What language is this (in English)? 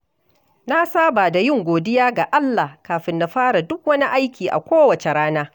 Hausa